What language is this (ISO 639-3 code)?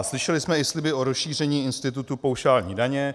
ces